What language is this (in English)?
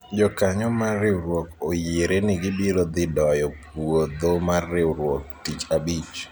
Luo (Kenya and Tanzania)